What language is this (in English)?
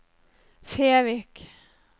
Norwegian